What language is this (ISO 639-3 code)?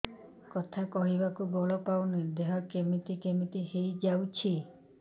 ori